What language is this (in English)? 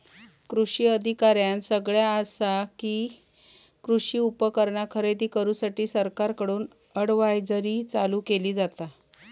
Marathi